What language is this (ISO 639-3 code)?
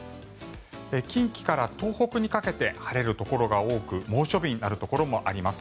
jpn